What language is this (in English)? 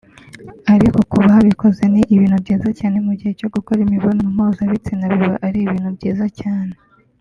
Kinyarwanda